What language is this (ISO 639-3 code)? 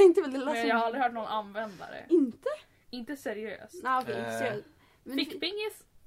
swe